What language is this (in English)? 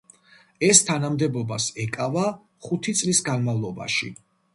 Georgian